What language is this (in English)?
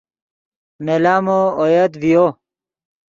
Yidgha